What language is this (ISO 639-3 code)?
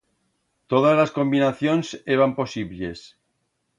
arg